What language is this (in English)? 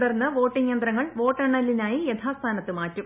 Malayalam